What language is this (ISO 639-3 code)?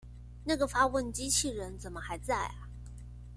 zho